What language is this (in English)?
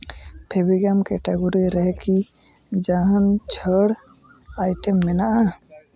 Santali